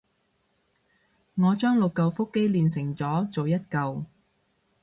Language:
Cantonese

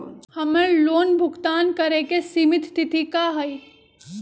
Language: Magahi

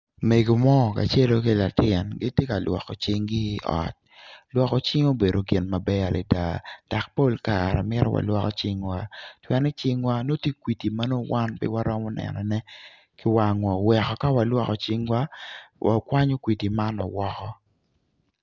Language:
Acoli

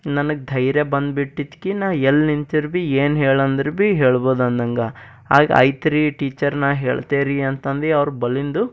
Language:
Kannada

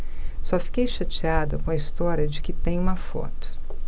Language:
Portuguese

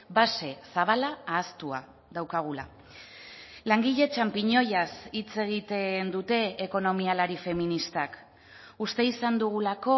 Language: Basque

